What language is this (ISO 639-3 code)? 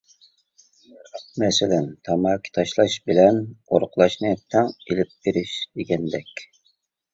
uig